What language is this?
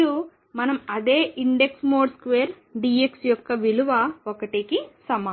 Telugu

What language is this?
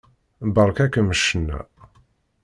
Kabyle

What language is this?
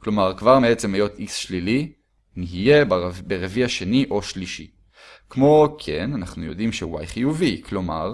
Hebrew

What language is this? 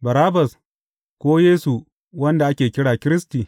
Hausa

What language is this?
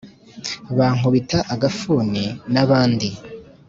Kinyarwanda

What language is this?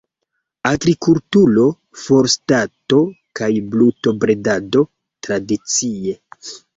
Esperanto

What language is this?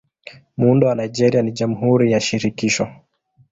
Swahili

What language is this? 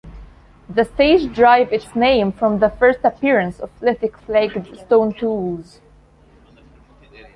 English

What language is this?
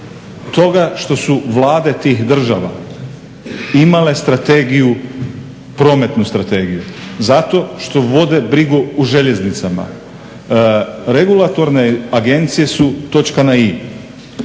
Croatian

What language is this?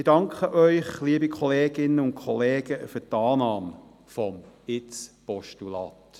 Swiss German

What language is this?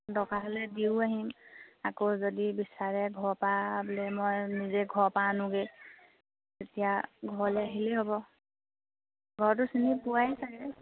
Assamese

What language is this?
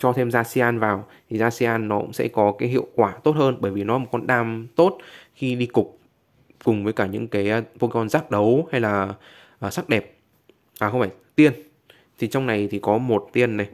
Vietnamese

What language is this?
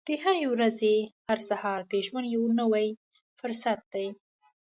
Pashto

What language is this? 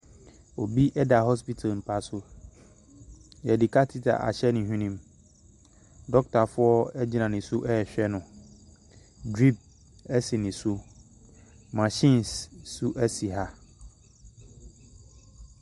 Akan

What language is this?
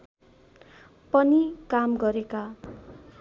Nepali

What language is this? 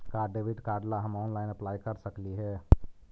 Magahi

